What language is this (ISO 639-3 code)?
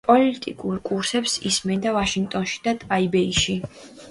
kat